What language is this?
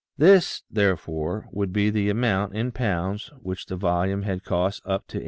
English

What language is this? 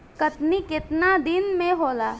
Bhojpuri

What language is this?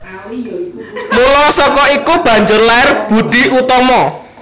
Javanese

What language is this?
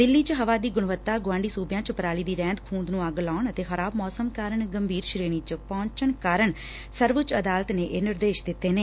Punjabi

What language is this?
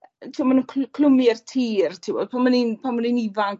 Welsh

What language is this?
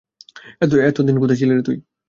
Bangla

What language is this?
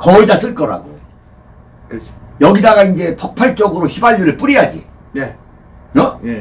Korean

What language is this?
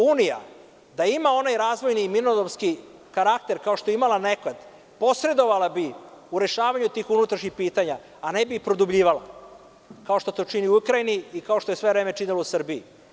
Serbian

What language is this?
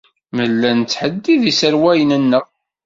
Kabyle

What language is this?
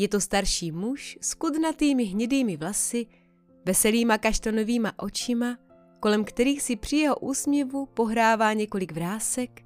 Czech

